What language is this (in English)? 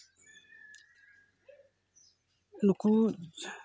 Santali